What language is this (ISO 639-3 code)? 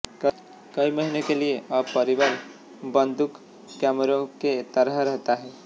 hin